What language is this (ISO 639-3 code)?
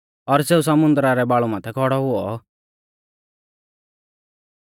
bfz